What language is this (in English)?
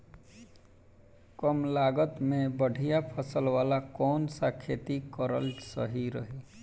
Bhojpuri